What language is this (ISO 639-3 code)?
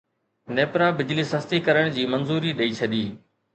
snd